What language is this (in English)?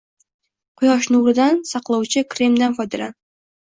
Uzbek